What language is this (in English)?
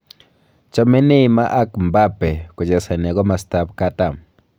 Kalenjin